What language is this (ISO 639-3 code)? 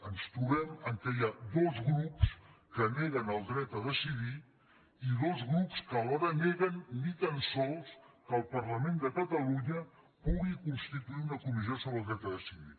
cat